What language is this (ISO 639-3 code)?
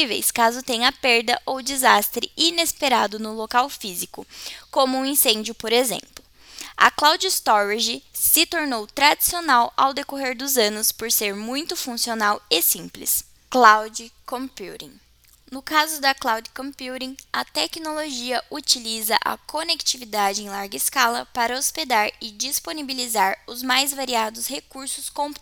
por